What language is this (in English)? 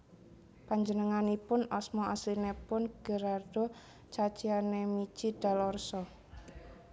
Javanese